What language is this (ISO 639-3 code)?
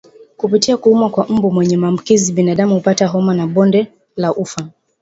swa